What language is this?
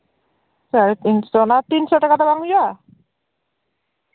Santali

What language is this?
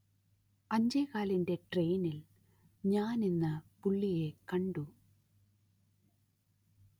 Malayalam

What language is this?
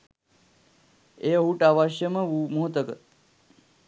Sinhala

